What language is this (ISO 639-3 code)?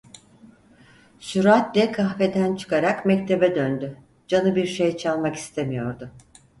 tur